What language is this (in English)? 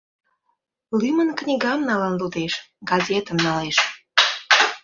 Mari